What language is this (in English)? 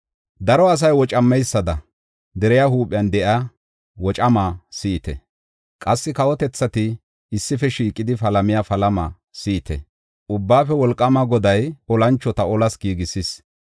Gofa